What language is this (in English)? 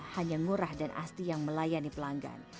Indonesian